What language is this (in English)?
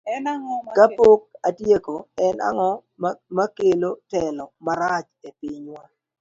Luo (Kenya and Tanzania)